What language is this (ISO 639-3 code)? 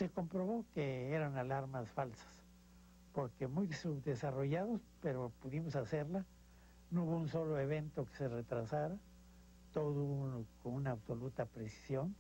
spa